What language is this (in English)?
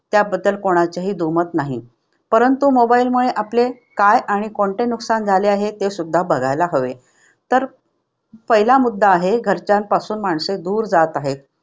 Marathi